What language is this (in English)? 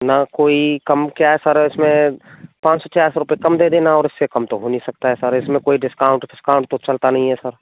Hindi